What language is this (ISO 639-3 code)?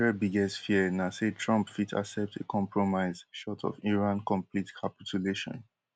pcm